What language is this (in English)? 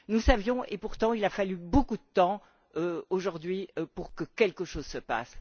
French